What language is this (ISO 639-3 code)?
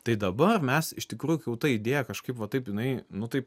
lit